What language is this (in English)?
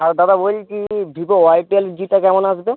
Bangla